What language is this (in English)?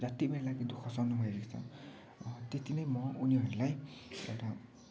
Nepali